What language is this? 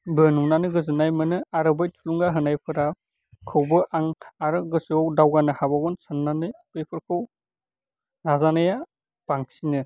Bodo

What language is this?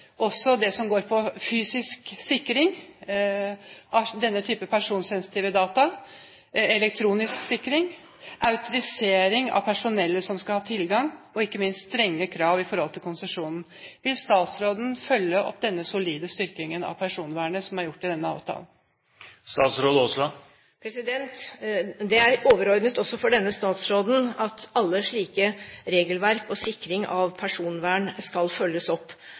Norwegian Bokmål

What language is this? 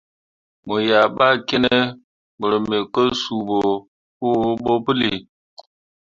Mundang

